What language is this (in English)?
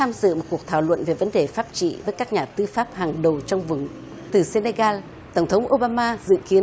Vietnamese